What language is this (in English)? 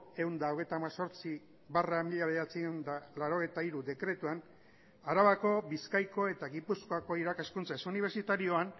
Basque